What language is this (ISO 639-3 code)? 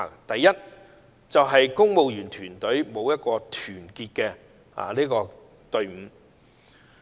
yue